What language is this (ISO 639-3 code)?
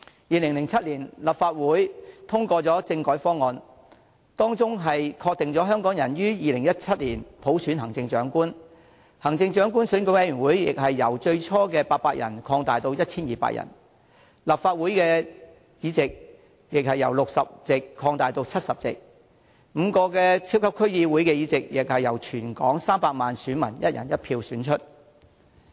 yue